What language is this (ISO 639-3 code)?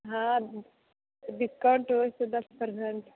mai